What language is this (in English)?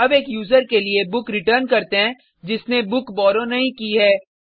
Hindi